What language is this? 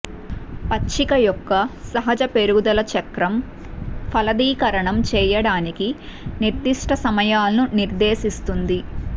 Telugu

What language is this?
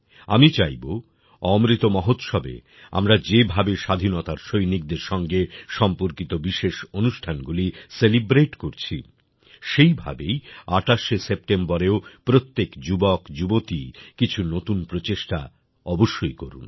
Bangla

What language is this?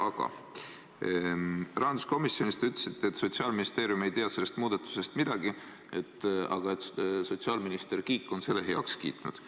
Estonian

